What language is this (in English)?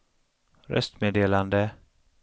Swedish